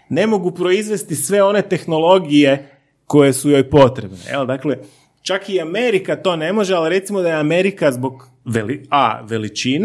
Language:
Croatian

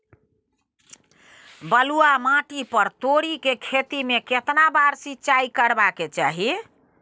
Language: Maithili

